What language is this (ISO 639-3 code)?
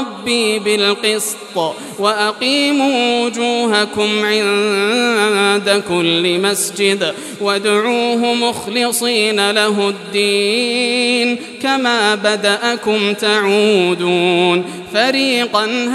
ara